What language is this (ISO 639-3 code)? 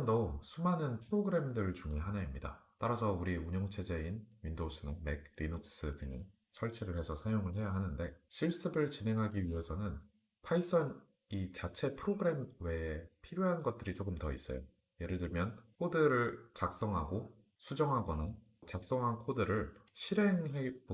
kor